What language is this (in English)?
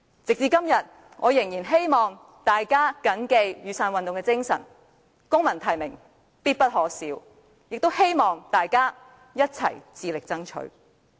Cantonese